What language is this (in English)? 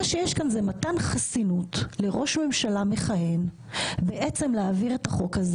Hebrew